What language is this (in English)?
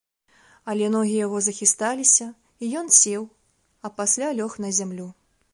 Belarusian